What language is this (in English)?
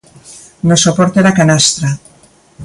Galician